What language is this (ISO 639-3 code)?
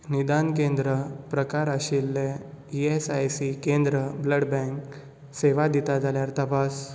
kok